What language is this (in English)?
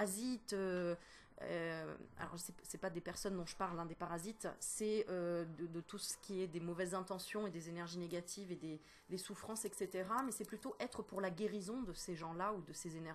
French